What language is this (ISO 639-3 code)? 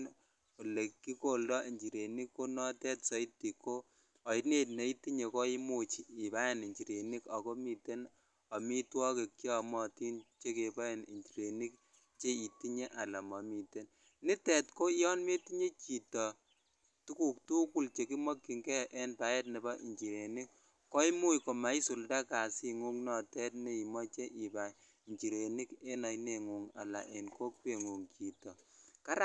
kln